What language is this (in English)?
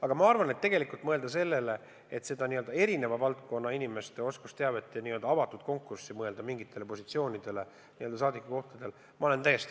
Estonian